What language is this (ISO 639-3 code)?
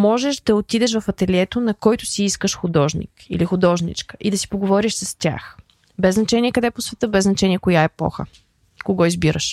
bul